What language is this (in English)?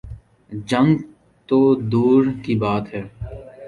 Urdu